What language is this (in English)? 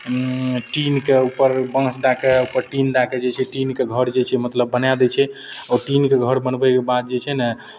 Maithili